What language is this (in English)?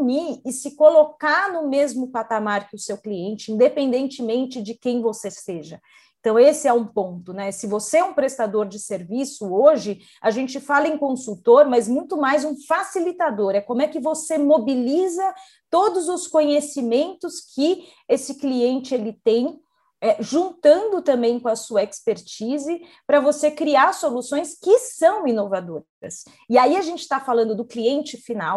Portuguese